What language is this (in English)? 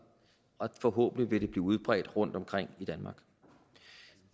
Danish